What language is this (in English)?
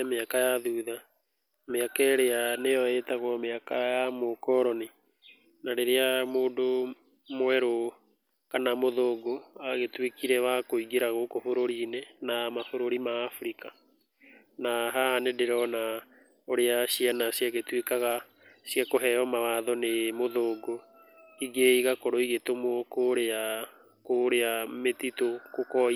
Kikuyu